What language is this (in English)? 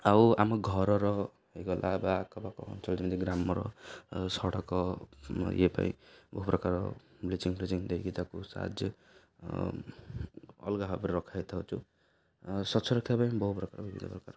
Odia